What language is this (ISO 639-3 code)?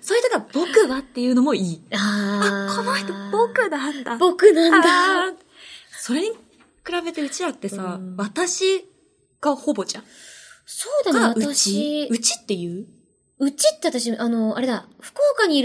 jpn